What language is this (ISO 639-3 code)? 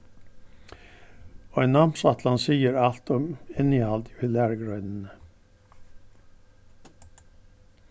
fao